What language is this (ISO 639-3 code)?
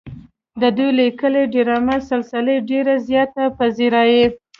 pus